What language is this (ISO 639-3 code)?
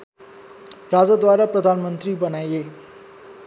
nep